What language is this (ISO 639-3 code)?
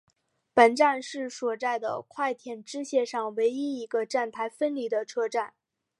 zho